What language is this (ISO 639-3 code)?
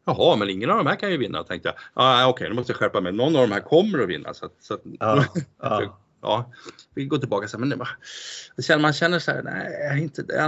swe